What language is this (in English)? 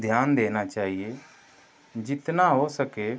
Hindi